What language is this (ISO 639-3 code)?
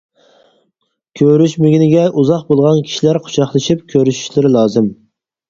uig